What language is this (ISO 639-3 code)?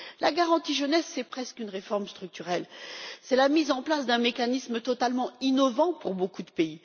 fra